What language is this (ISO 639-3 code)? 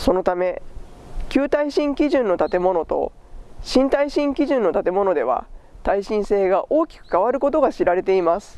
jpn